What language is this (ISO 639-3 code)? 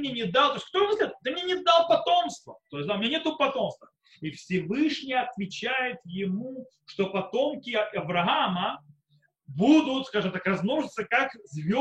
rus